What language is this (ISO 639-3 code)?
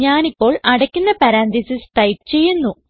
mal